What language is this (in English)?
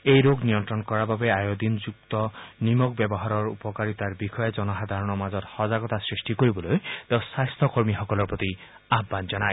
Assamese